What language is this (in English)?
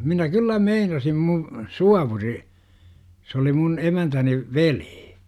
Finnish